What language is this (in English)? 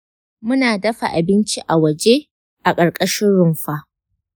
Hausa